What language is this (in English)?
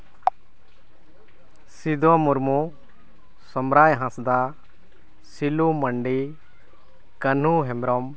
Santali